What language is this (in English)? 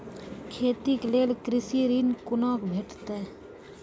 Maithili